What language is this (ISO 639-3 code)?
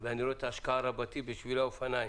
heb